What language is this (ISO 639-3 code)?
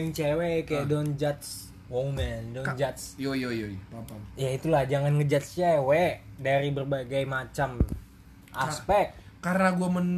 ind